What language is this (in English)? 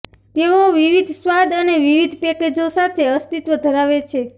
Gujarati